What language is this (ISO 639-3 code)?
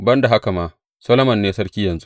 hau